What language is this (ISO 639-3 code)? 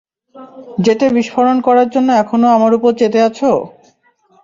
ben